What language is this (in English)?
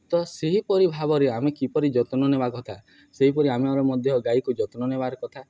Odia